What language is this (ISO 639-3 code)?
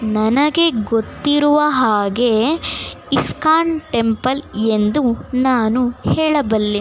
kan